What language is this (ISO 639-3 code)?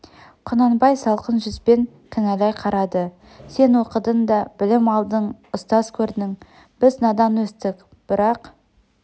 kaz